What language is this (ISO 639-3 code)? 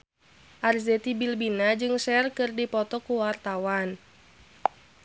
sun